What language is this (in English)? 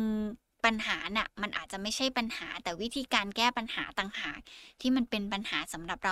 Thai